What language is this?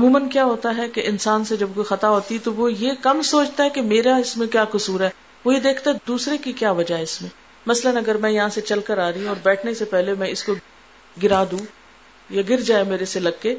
Urdu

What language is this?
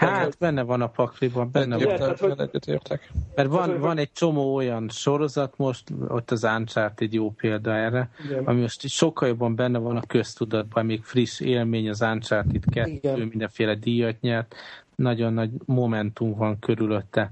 Hungarian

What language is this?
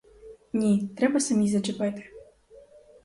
Ukrainian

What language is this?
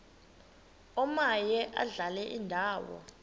Xhosa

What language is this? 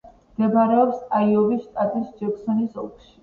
Georgian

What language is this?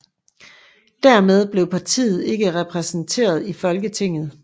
Danish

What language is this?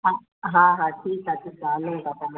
Sindhi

